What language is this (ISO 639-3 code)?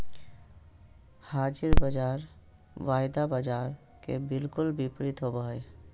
mag